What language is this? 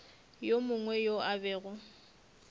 Northern Sotho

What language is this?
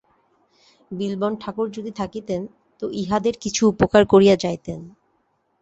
Bangla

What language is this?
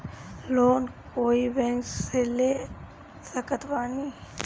Bhojpuri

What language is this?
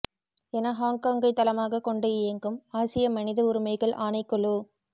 Tamil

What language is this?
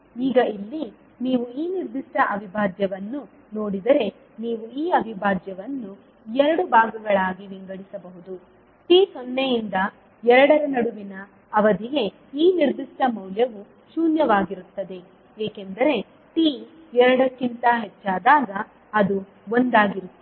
Kannada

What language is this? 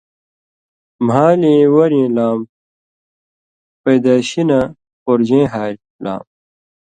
Indus Kohistani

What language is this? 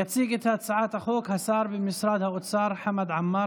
Hebrew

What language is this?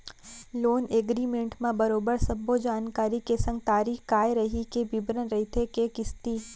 Chhattisgarhi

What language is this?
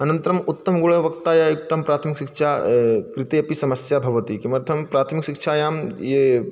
Sanskrit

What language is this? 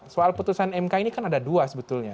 Indonesian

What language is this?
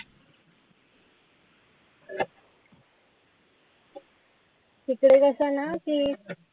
Marathi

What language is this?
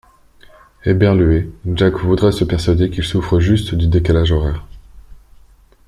French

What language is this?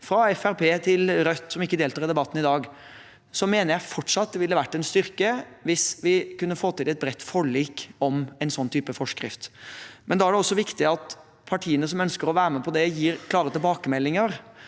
Norwegian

